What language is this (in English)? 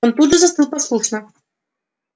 Russian